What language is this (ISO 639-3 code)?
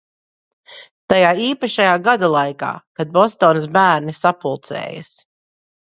lav